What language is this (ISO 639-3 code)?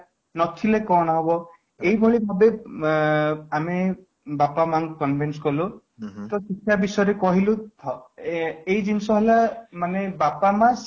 ori